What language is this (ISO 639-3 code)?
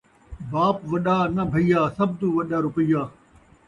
skr